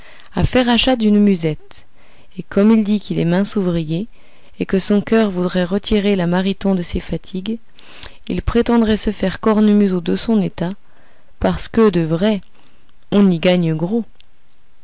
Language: French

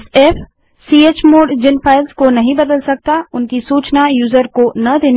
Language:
Hindi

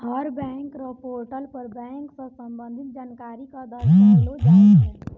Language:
Maithili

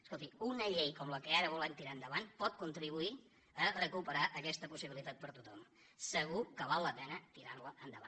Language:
Catalan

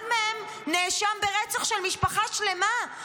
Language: Hebrew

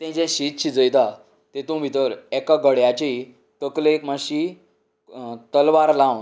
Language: Konkani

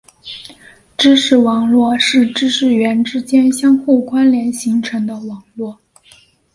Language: Chinese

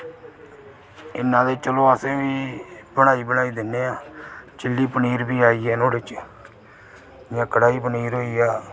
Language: Dogri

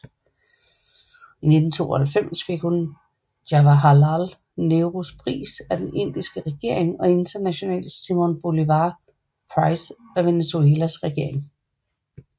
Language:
Danish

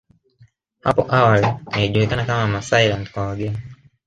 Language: Swahili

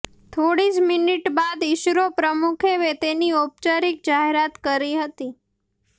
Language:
Gujarati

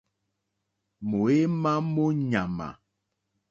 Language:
Mokpwe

